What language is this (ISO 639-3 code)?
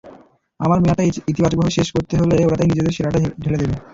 ben